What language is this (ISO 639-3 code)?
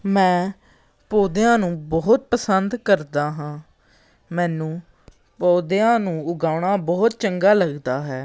pan